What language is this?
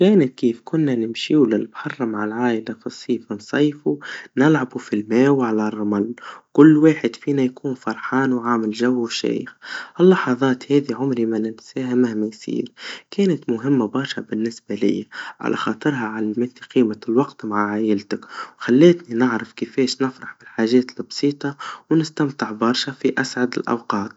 Tunisian Arabic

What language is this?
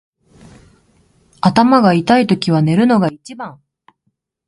Japanese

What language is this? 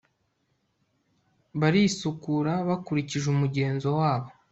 Kinyarwanda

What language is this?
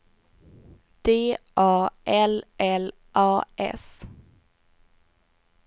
Swedish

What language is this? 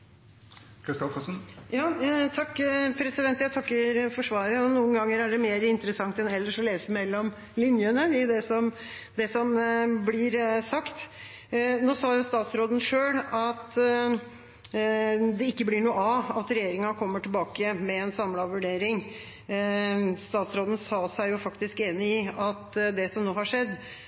Norwegian Bokmål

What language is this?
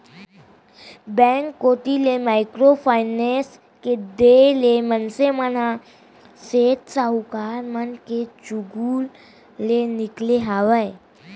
Chhattisgarhi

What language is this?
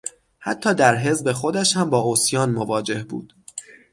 Persian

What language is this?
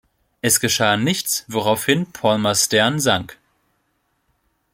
German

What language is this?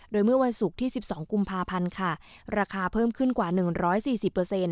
Thai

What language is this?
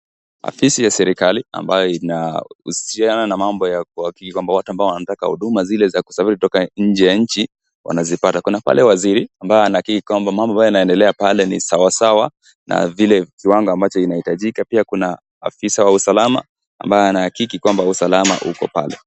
Swahili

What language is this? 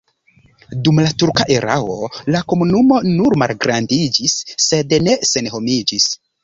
Esperanto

